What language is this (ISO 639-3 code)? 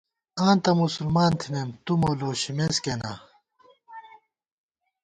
gwt